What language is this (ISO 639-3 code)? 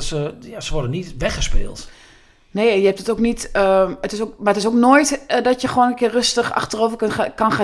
nld